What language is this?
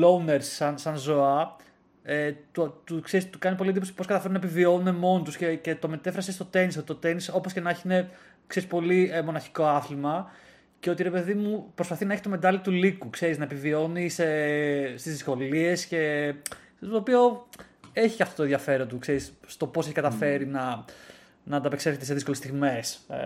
Greek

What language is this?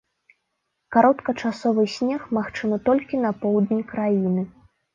Belarusian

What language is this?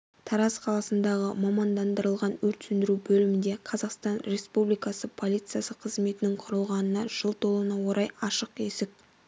Kazakh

